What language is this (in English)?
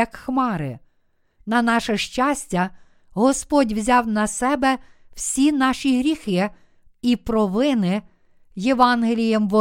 Ukrainian